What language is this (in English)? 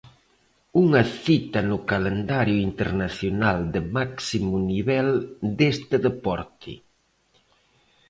Galician